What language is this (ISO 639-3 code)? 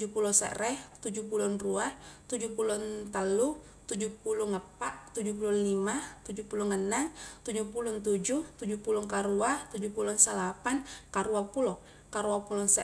kjk